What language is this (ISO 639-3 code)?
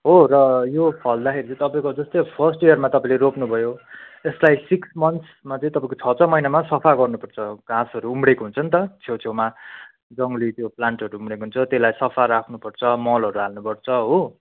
nep